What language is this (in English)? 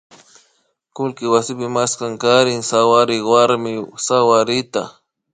Imbabura Highland Quichua